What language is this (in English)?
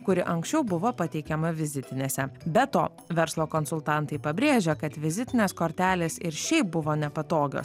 Lithuanian